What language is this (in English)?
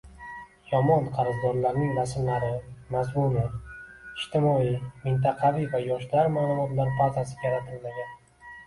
Uzbek